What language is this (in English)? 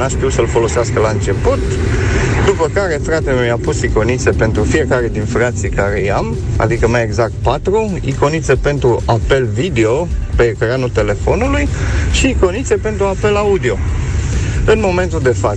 Romanian